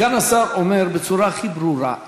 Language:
Hebrew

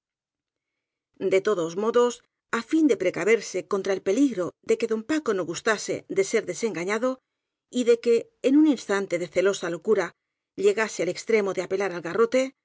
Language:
Spanish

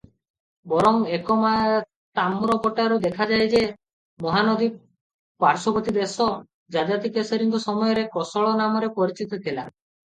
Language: Odia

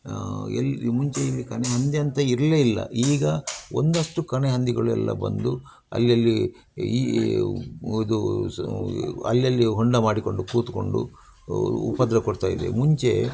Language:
Kannada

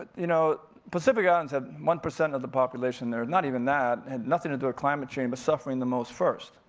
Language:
English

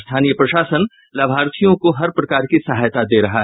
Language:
Hindi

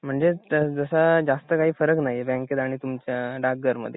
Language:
Marathi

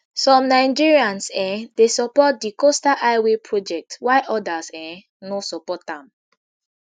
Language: Nigerian Pidgin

